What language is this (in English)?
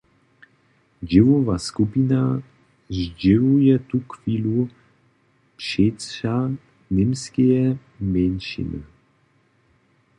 Upper Sorbian